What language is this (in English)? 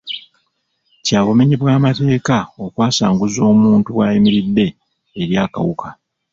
Ganda